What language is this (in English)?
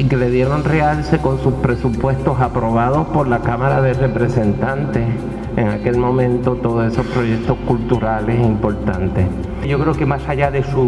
Spanish